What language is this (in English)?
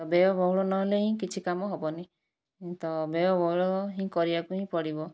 Odia